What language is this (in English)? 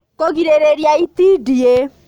Kikuyu